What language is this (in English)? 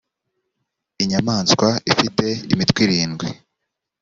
Kinyarwanda